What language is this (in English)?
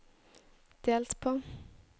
Norwegian